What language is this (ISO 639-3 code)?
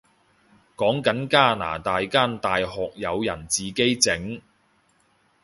yue